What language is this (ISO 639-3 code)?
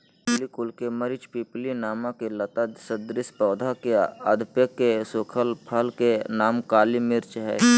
mag